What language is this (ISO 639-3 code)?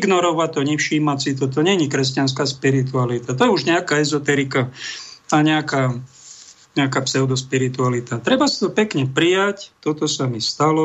slk